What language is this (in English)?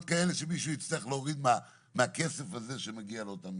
Hebrew